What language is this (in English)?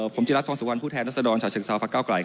Thai